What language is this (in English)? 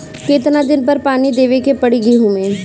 Bhojpuri